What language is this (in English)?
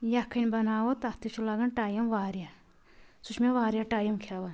Kashmiri